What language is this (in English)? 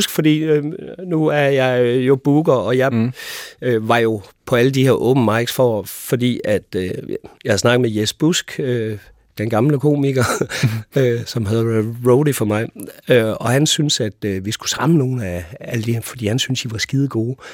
Danish